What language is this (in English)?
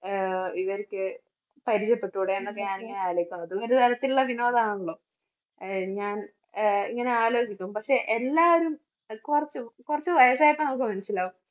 Malayalam